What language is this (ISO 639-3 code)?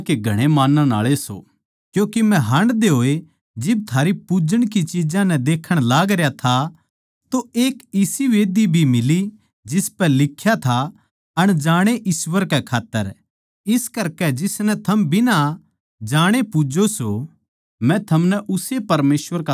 bgc